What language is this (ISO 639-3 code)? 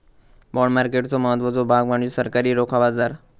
mar